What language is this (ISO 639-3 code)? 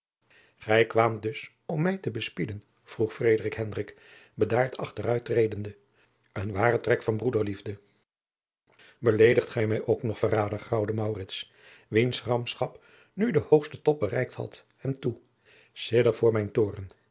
nld